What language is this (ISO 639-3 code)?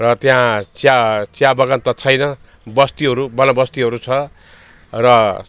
nep